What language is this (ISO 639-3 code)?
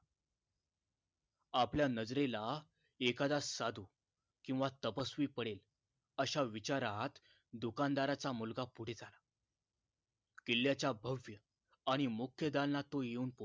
mar